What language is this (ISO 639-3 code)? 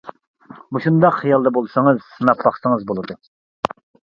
uig